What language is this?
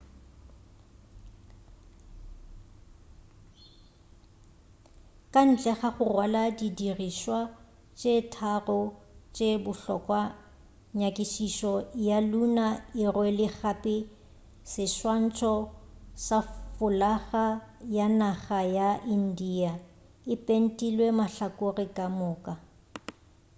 Northern Sotho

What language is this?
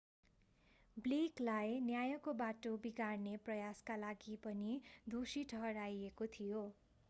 Nepali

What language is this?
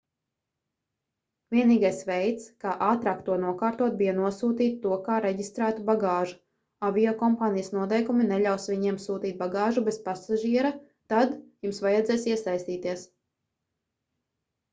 Latvian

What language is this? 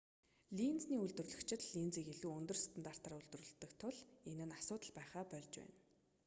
Mongolian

